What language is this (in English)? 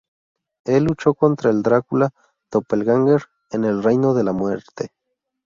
Spanish